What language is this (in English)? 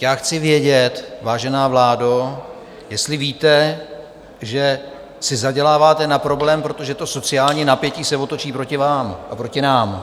Czech